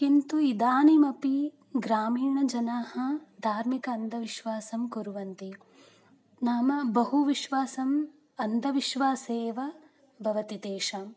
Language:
Sanskrit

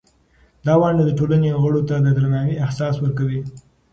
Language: Pashto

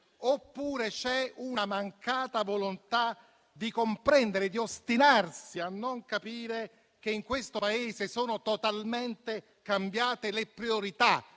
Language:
Italian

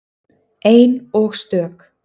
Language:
Icelandic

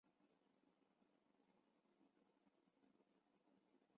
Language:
Chinese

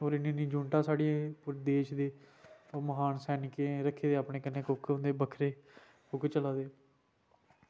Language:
Dogri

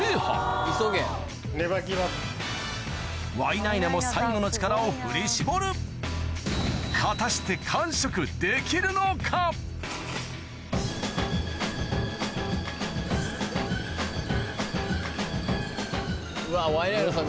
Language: Japanese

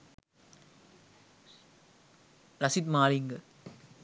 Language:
Sinhala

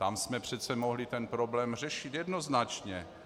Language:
Czech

